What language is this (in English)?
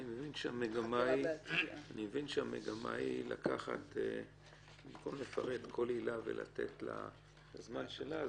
Hebrew